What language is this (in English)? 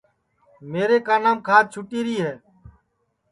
Sansi